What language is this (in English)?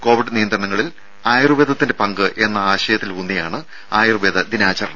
Malayalam